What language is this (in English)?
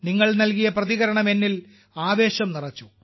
Malayalam